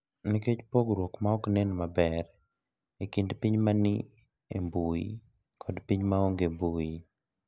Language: Luo (Kenya and Tanzania)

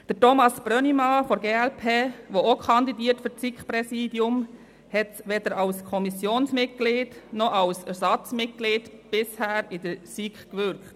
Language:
Swiss German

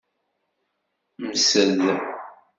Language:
Kabyle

